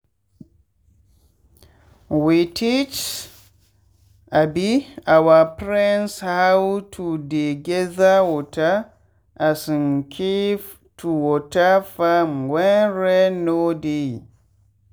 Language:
Nigerian Pidgin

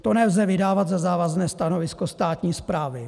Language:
Czech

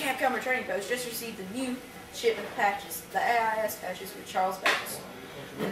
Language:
English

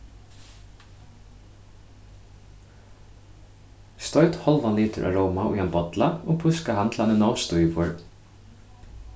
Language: Faroese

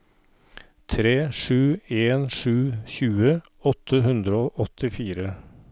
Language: Norwegian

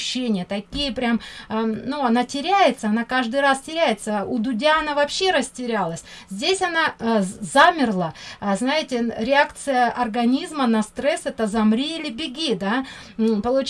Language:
Russian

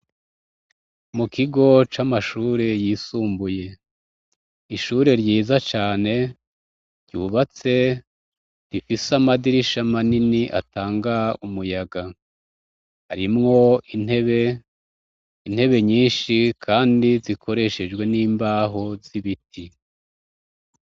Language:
Rundi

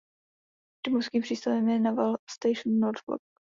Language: Czech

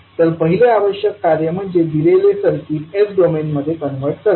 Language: Marathi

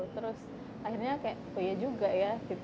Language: Indonesian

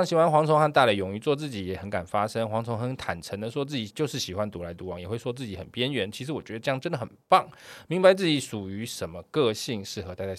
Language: Chinese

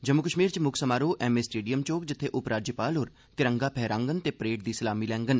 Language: Dogri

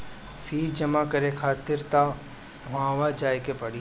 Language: Bhojpuri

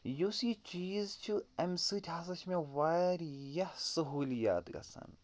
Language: Kashmiri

